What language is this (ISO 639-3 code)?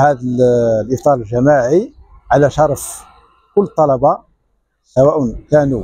ara